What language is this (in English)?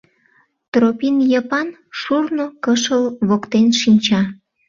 Mari